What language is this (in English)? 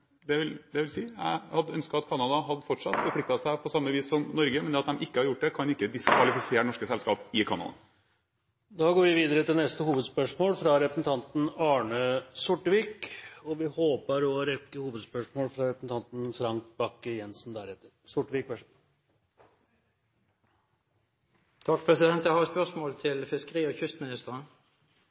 Norwegian